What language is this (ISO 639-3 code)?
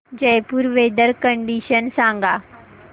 mar